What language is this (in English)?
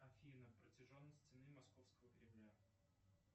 Russian